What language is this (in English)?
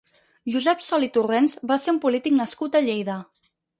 Catalan